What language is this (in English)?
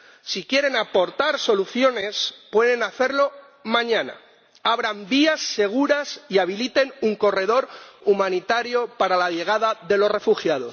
Spanish